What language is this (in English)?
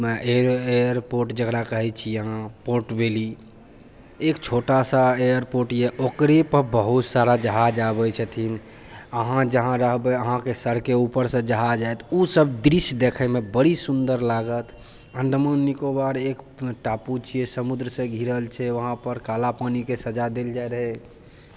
Maithili